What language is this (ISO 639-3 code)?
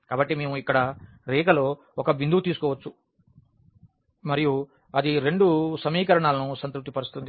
tel